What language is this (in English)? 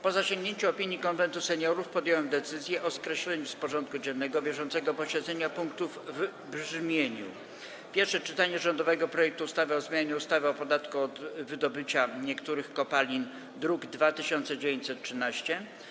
Polish